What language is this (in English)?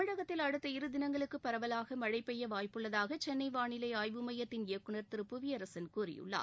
Tamil